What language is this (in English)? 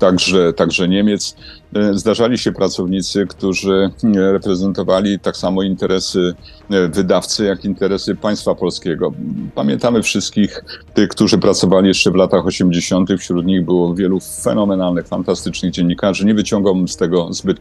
Polish